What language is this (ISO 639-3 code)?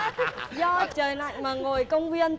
vie